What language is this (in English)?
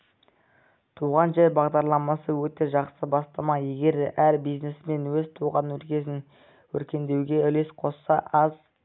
Kazakh